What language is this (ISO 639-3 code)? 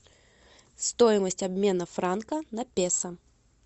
rus